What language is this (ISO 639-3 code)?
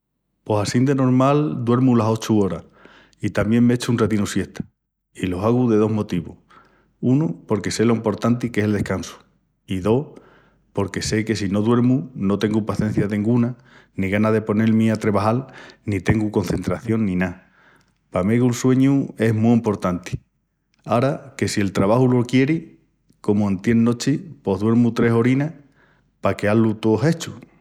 ext